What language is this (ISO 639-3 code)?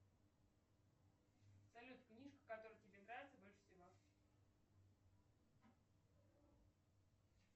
rus